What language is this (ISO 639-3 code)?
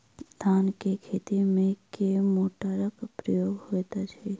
mai